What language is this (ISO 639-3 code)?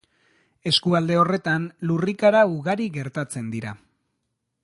eus